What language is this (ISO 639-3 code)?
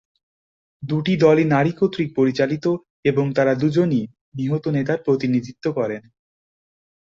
ben